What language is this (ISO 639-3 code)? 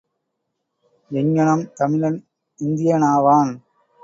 tam